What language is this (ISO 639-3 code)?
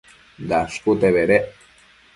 mcf